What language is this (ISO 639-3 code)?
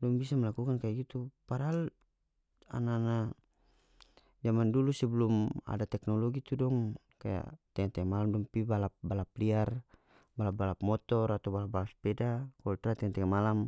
max